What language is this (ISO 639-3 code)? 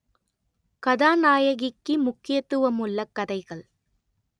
tam